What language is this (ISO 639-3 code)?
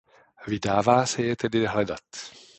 ces